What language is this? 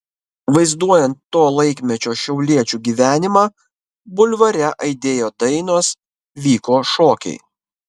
Lithuanian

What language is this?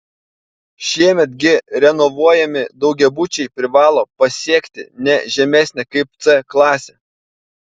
Lithuanian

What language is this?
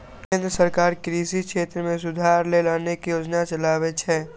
Maithili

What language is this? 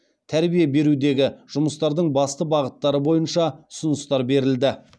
Kazakh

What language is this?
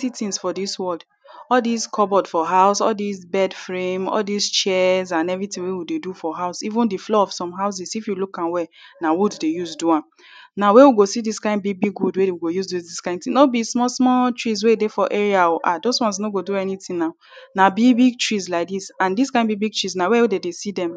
Nigerian Pidgin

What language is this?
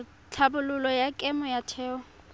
Tswana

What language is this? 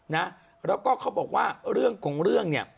Thai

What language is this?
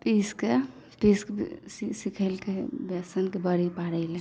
Maithili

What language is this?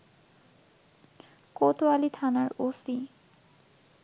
Bangla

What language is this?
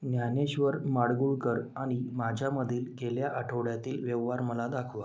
Marathi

